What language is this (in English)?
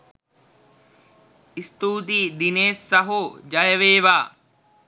Sinhala